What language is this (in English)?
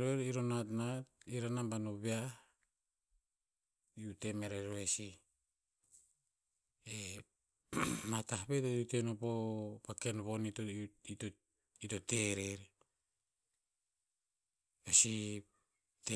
Tinputz